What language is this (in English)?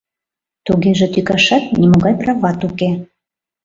Mari